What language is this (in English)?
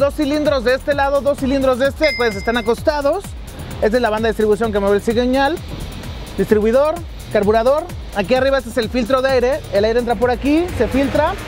Spanish